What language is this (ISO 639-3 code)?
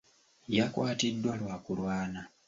lug